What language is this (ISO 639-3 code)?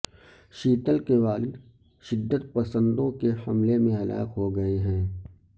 urd